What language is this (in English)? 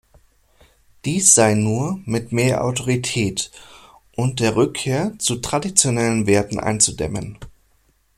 German